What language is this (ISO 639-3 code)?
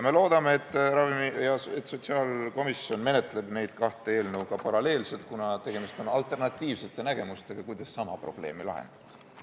est